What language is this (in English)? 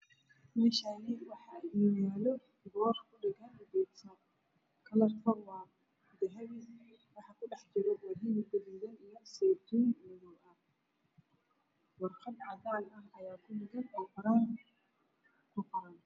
Somali